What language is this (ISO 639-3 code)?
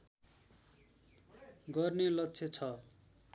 nep